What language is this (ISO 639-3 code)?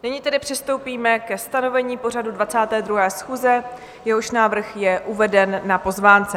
ces